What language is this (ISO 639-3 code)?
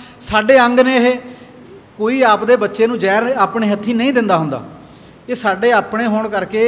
pan